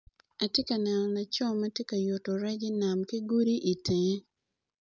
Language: Acoli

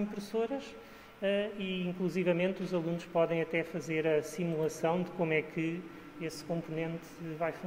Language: Portuguese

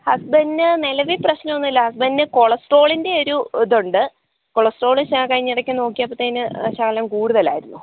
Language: Malayalam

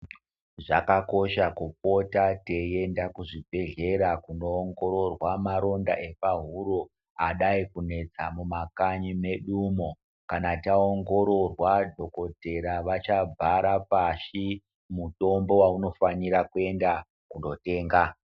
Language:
Ndau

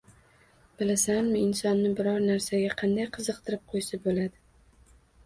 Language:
Uzbek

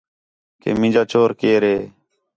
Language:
Khetrani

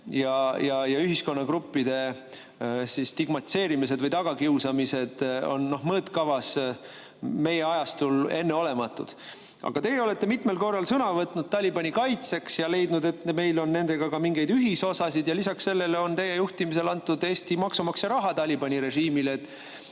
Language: Estonian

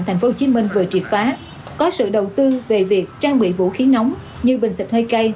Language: Vietnamese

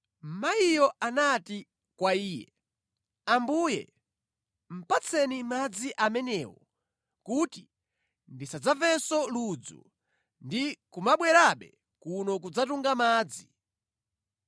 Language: Nyanja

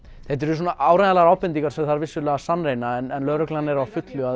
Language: Icelandic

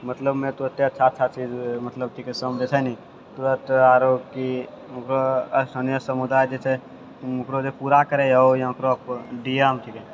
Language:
Maithili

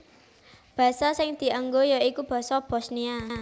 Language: Javanese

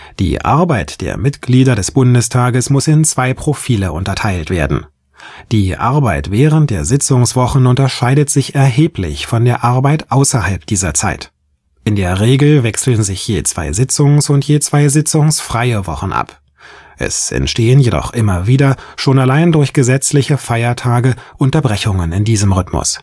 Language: German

